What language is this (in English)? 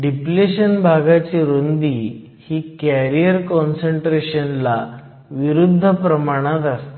Marathi